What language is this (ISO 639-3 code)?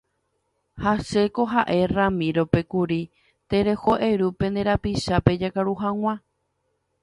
grn